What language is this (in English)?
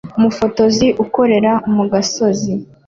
Kinyarwanda